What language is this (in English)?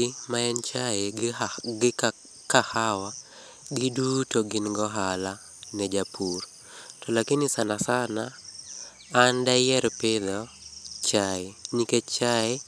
Luo (Kenya and Tanzania)